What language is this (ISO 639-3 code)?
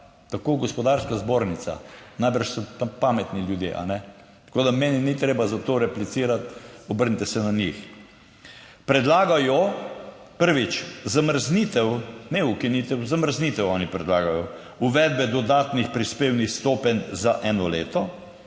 slv